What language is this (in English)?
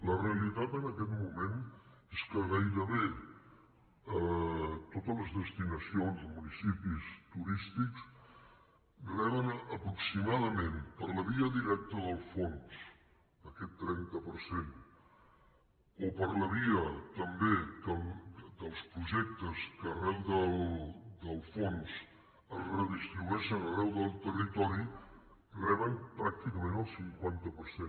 Catalan